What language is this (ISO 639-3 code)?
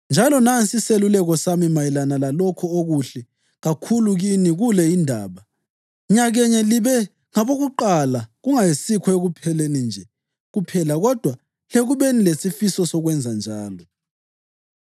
nde